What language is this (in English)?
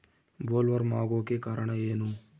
Kannada